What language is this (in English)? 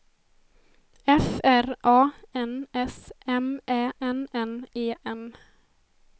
Swedish